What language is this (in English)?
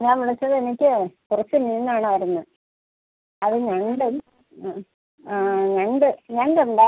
Malayalam